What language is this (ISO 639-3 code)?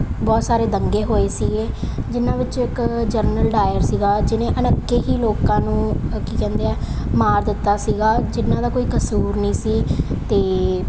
pan